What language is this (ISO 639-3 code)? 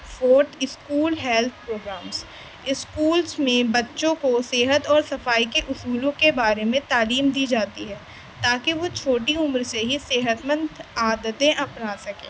urd